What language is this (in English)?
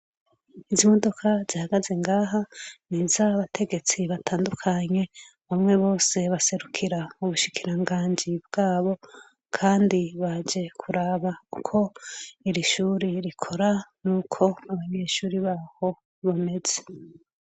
Rundi